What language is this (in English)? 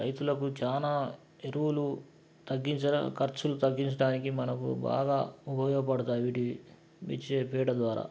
Telugu